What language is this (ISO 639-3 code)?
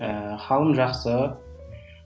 kaz